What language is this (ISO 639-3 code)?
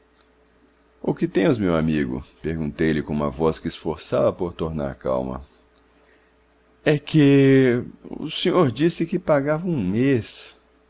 por